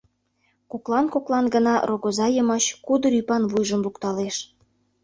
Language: Mari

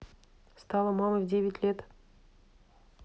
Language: Russian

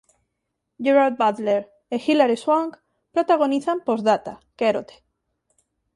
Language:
Galician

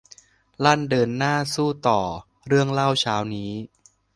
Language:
Thai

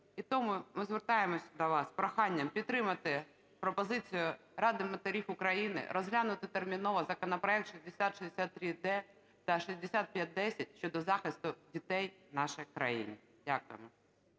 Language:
Ukrainian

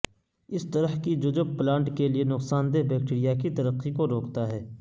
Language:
Urdu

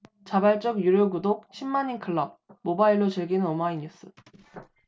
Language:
Korean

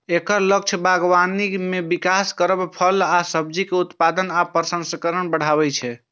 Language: Maithili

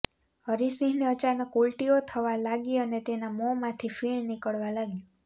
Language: Gujarati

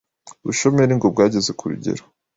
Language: Kinyarwanda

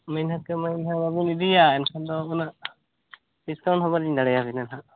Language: Santali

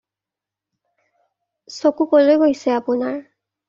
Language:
Assamese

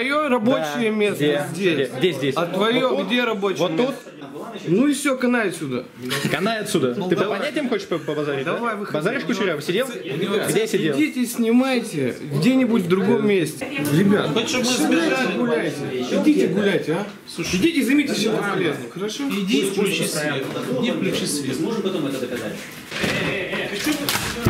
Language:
Russian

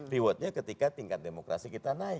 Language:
Indonesian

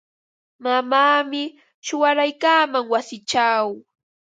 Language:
Ambo-Pasco Quechua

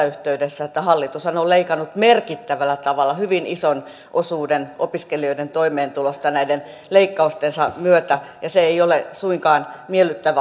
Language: Finnish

